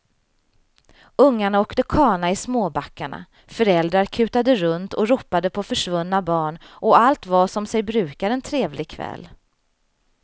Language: Swedish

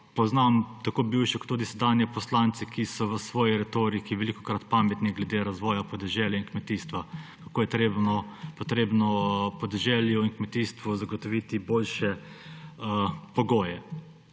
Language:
Slovenian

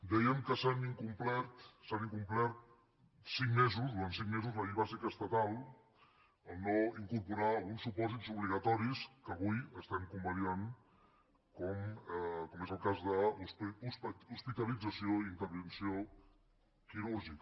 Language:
Catalan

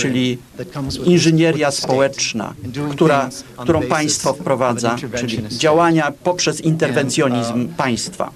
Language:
Polish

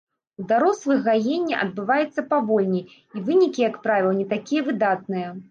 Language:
Belarusian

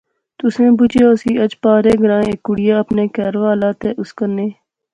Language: Pahari-Potwari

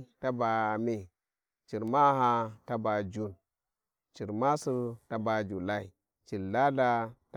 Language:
Warji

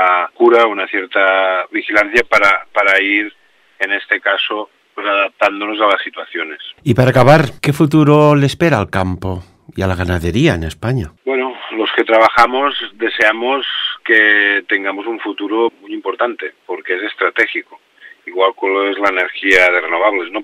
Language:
Spanish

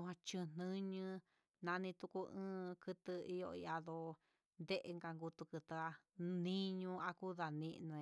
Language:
Huitepec Mixtec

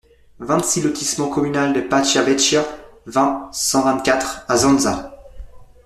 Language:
French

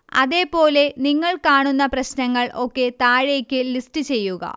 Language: Malayalam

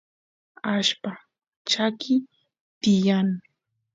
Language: Santiago del Estero Quichua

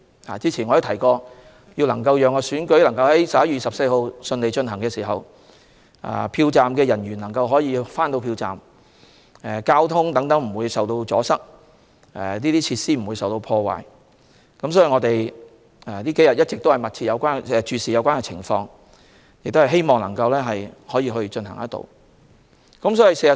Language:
Cantonese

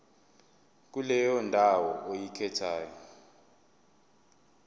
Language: Zulu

